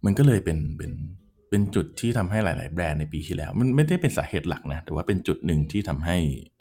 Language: Thai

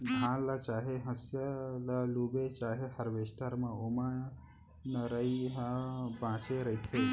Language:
Chhattisgarhi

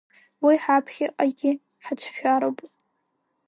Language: Abkhazian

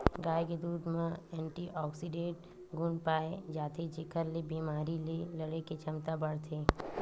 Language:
Chhattisgarhi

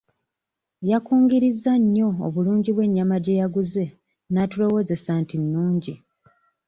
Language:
Ganda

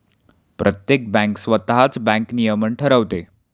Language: Marathi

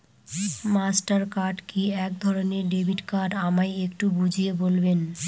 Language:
Bangla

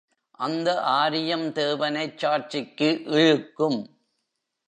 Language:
Tamil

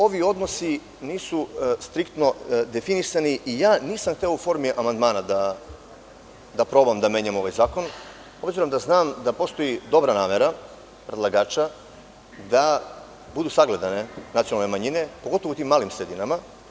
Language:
Serbian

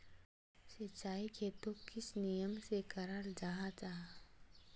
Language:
Magahi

